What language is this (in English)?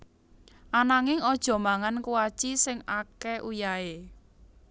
Javanese